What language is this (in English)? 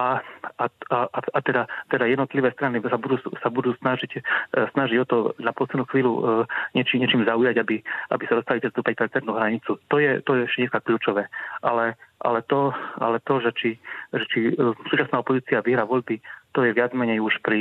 Czech